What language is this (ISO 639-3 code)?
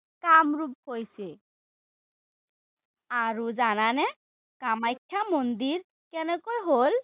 asm